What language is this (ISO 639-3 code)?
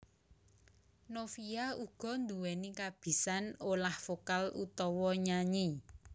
jav